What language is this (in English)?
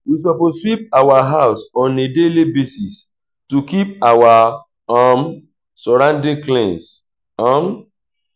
Nigerian Pidgin